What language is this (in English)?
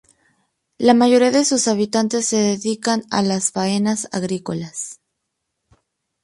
Spanish